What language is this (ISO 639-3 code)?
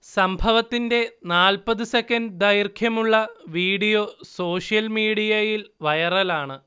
mal